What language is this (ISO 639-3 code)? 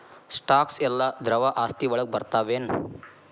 kan